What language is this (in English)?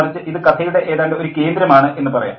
Malayalam